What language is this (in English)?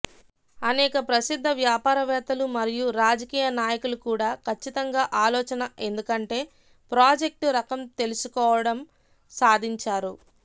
Telugu